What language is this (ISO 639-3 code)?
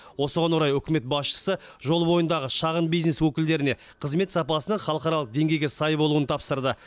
kaz